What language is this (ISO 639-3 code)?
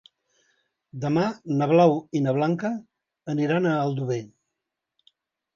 cat